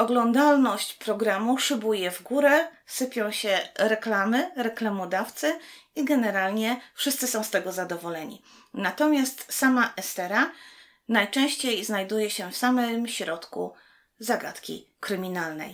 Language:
Polish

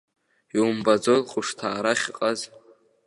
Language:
Abkhazian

